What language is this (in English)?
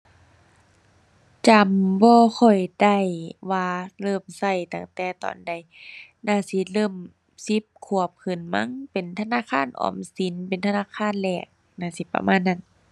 Thai